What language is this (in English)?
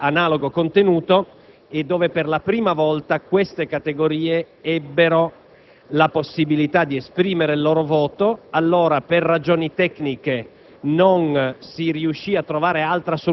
Italian